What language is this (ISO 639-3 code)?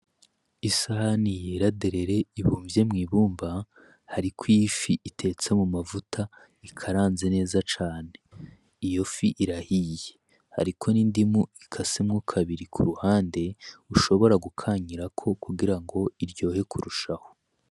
run